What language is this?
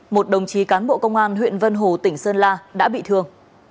Vietnamese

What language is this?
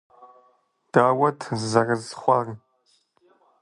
Kabardian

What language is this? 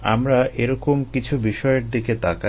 Bangla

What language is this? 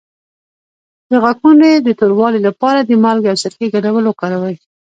Pashto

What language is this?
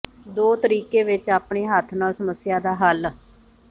Punjabi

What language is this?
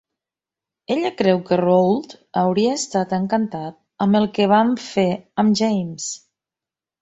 Catalan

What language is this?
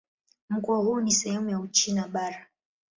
Swahili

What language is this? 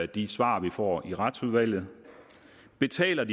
Danish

